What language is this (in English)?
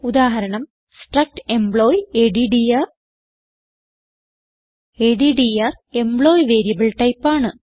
Malayalam